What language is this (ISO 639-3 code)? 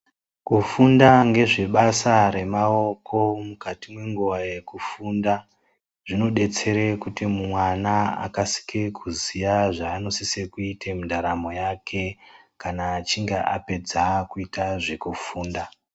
ndc